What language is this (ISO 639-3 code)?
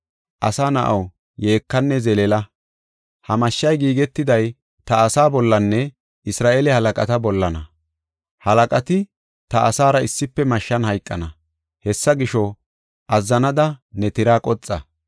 gof